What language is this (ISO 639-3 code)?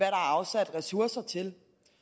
dan